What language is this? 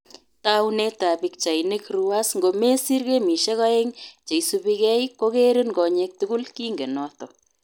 Kalenjin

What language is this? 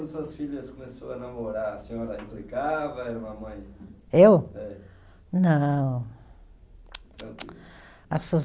Portuguese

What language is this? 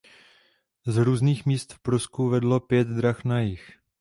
Czech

